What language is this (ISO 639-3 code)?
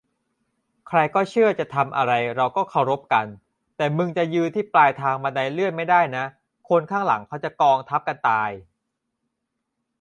tha